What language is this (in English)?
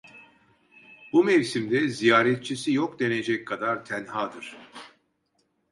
Turkish